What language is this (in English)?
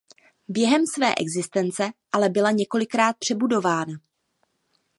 Czech